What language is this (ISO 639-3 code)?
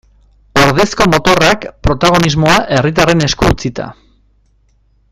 eus